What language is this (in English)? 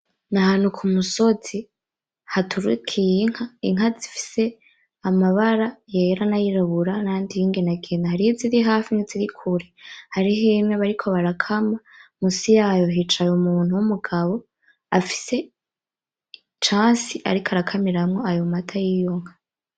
Rundi